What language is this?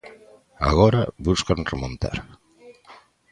Galician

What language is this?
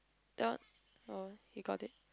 English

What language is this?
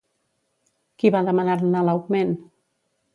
Catalan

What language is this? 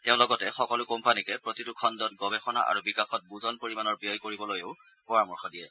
Assamese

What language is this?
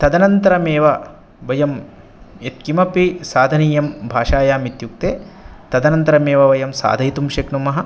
Sanskrit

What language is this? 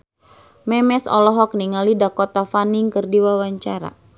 Sundanese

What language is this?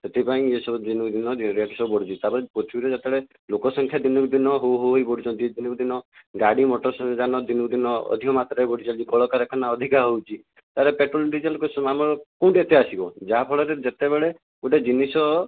Odia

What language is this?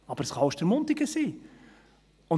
Swiss German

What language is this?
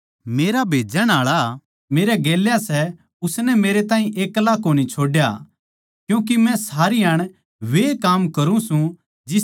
Haryanvi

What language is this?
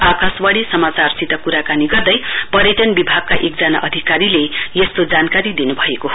Nepali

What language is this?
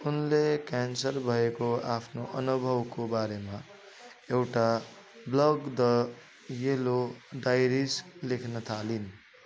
Nepali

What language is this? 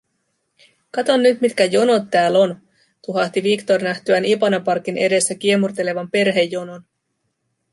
Finnish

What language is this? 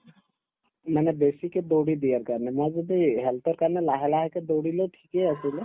Assamese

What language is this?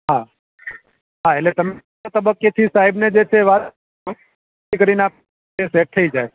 Gujarati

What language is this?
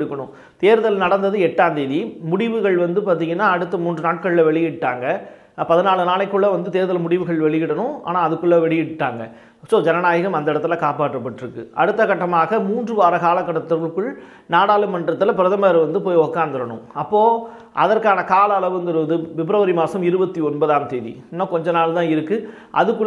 Tamil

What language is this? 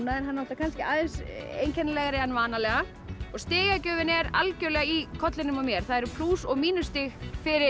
Icelandic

